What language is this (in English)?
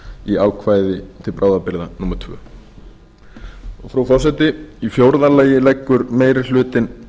Icelandic